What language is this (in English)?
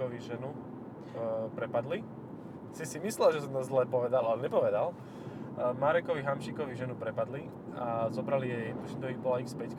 Slovak